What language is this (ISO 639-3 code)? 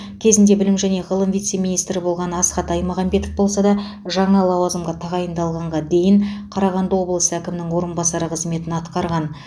kaz